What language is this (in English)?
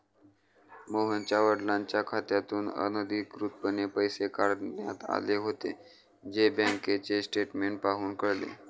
Marathi